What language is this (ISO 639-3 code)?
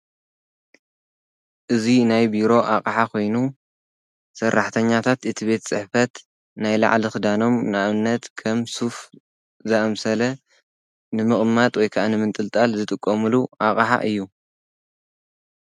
tir